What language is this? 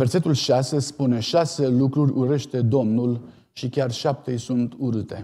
Romanian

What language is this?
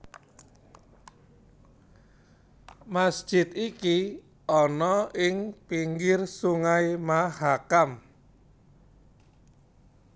Javanese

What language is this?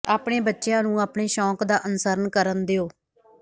Punjabi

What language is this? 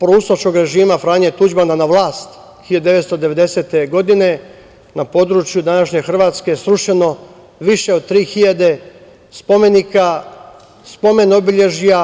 Serbian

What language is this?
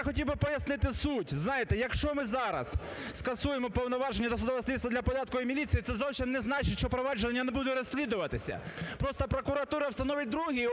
Ukrainian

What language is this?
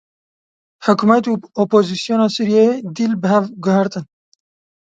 Kurdish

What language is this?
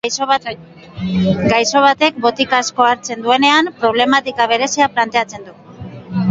Basque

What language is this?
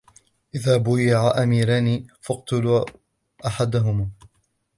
Arabic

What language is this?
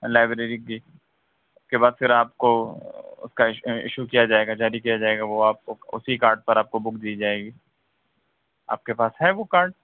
Urdu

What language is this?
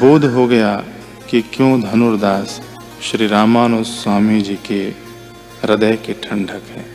Hindi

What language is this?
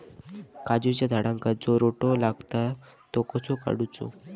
Marathi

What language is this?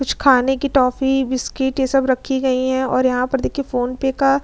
Hindi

